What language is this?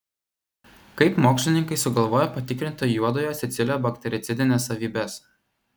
Lithuanian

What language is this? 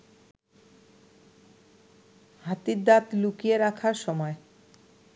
Bangla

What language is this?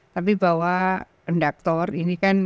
Indonesian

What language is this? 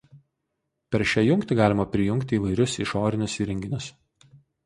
Lithuanian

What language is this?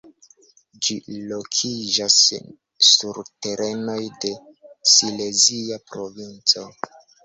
Esperanto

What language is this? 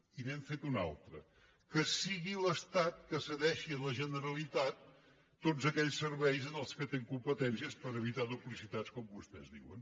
Catalan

